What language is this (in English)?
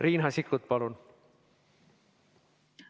Estonian